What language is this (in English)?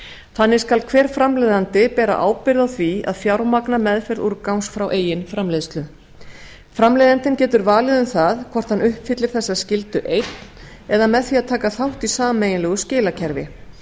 Icelandic